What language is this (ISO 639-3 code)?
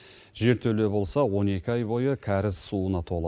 kaz